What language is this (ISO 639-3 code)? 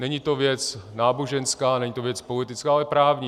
ces